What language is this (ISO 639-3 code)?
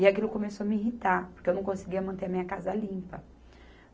por